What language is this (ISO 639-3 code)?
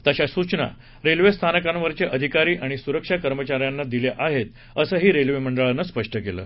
mar